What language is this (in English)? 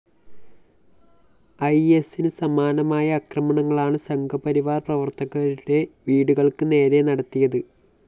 Malayalam